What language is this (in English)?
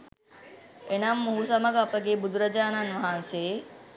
Sinhala